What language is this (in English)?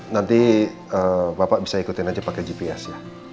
Indonesian